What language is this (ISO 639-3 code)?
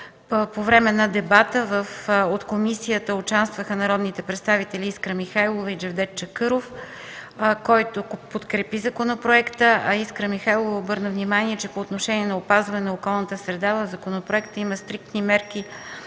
bul